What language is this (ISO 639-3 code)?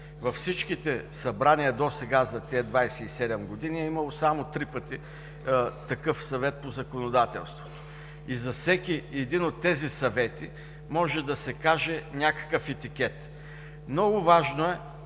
bul